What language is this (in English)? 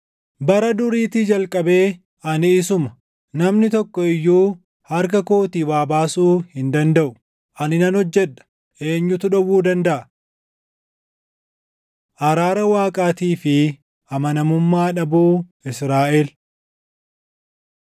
Oromo